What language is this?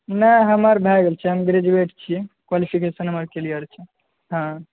Maithili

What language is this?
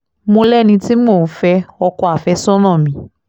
Yoruba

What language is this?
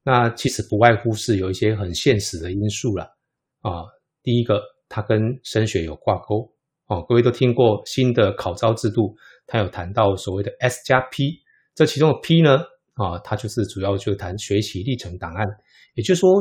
Chinese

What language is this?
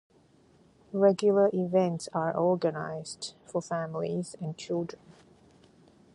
English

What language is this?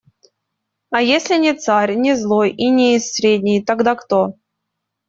Russian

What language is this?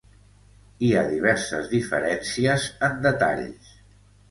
Catalan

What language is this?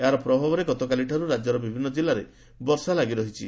Odia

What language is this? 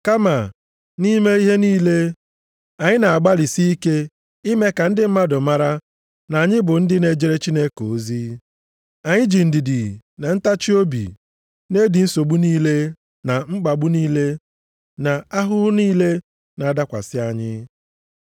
Igbo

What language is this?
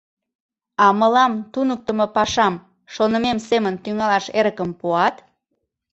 Mari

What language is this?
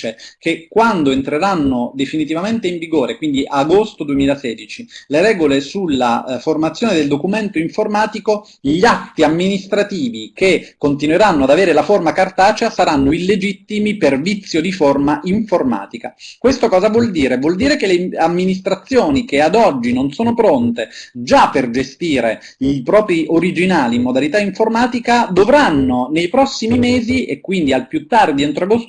Italian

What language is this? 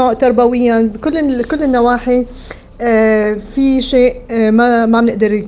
Arabic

